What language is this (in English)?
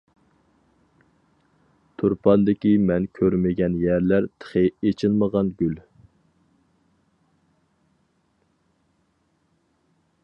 Uyghur